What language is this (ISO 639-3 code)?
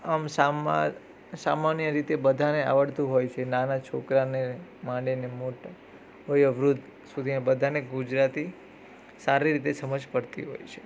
guj